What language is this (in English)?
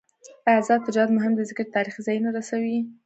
Pashto